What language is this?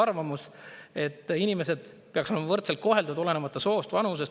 Estonian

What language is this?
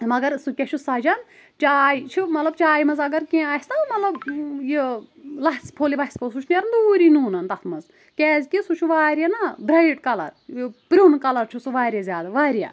Kashmiri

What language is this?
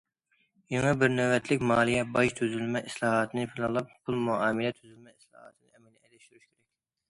Uyghur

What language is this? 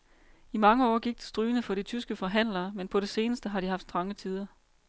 Danish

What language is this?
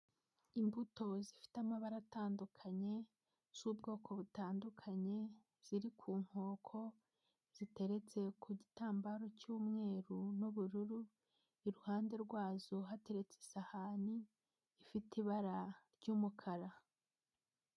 Kinyarwanda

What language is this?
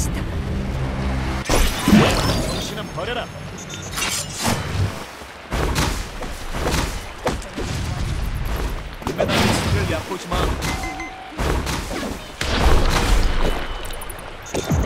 Korean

